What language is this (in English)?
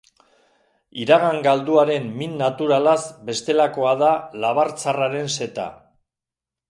Basque